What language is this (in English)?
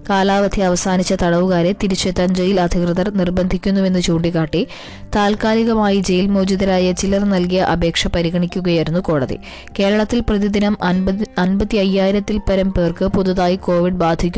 Malayalam